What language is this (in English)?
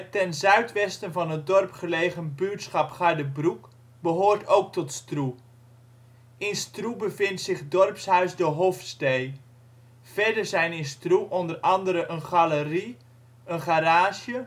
Dutch